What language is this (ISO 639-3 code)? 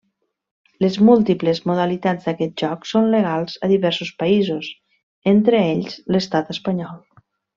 cat